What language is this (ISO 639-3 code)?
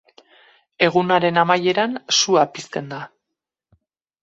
eus